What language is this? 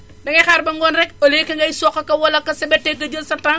Wolof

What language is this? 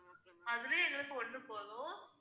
Tamil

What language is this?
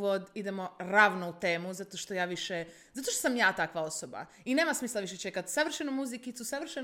Croatian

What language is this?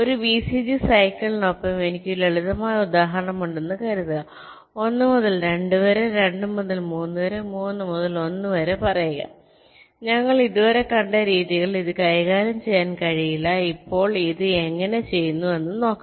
Malayalam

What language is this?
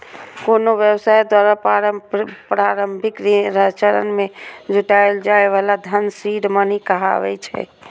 Maithili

